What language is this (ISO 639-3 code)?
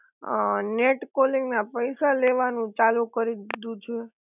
guj